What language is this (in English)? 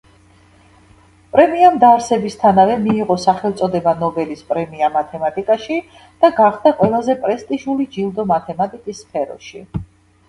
Georgian